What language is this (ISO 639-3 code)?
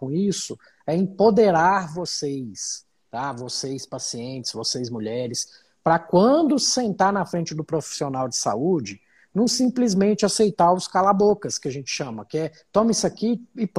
por